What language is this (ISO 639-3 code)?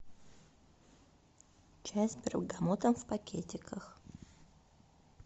rus